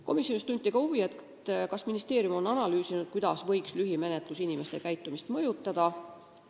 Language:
Estonian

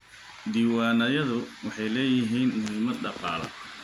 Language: Somali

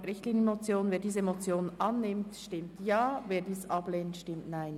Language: Swiss German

